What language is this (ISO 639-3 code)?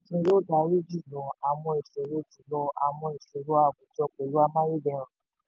yor